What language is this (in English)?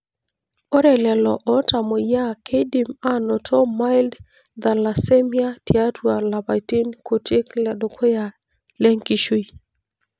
Masai